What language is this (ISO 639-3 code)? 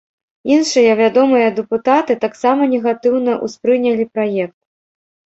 bel